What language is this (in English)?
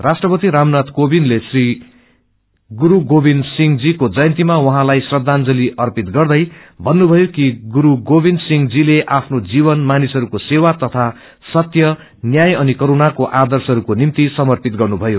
Nepali